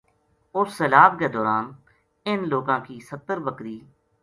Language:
Gujari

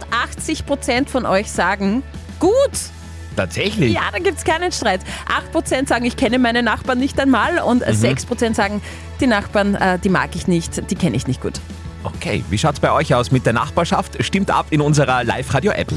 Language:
German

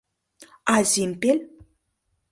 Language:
Mari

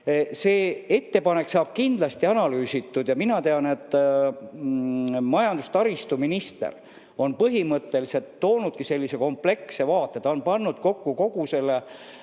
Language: Estonian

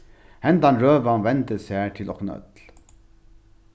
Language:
Faroese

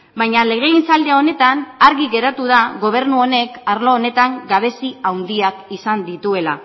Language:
Basque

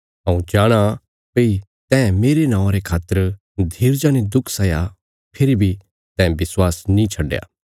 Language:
Bilaspuri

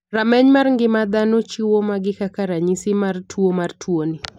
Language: Luo (Kenya and Tanzania)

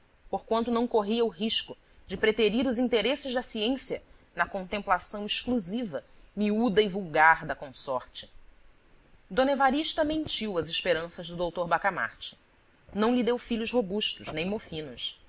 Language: Portuguese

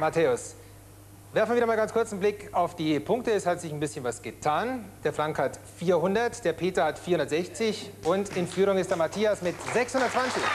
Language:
German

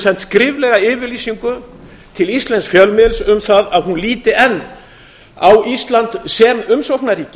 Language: Icelandic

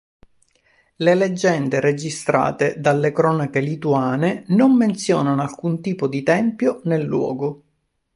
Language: Italian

